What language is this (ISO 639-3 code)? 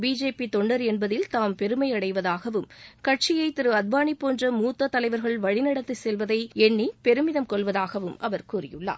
tam